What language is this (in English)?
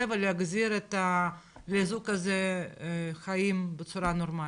Hebrew